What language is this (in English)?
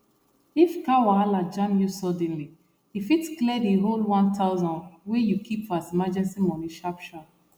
Nigerian Pidgin